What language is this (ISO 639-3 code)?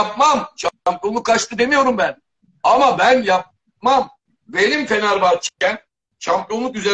tur